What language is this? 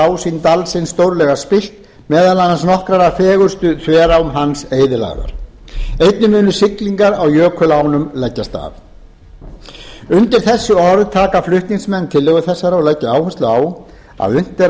Icelandic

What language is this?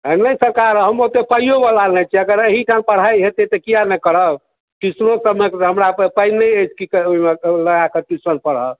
Maithili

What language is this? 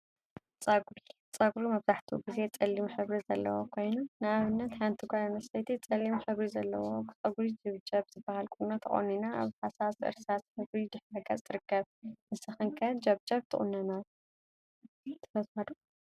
Tigrinya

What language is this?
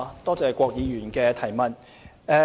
Cantonese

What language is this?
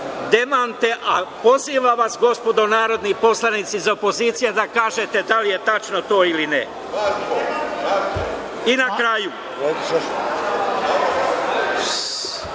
Serbian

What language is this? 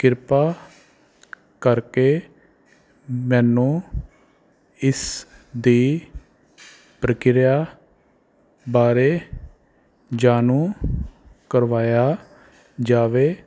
Punjabi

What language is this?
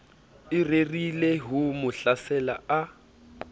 Southern Sotho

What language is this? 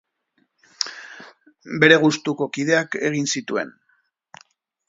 Basque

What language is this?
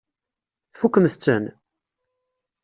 Kabyle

